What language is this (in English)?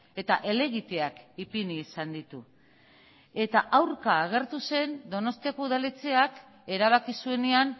Basque